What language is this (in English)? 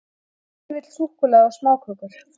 Icelandic